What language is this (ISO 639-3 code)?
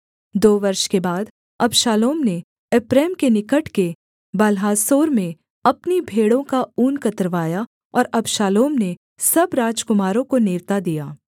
hin